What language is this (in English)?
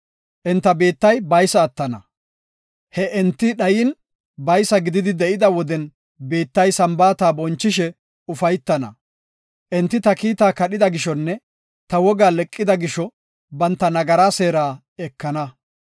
Gofa